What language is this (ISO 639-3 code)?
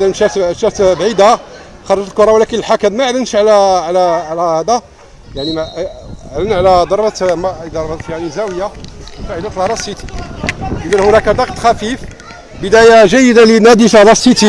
ara